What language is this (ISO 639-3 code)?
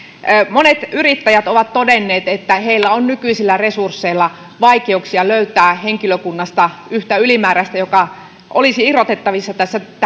fin